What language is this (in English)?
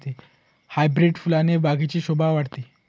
Marathi